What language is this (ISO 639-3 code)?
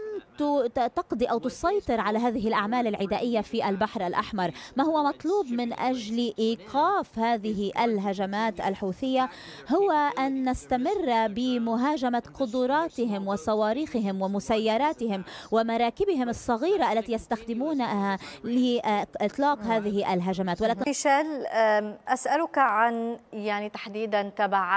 ara